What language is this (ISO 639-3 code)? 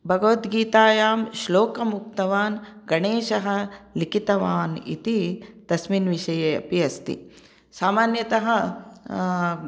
san